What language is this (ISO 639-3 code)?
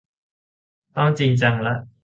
tha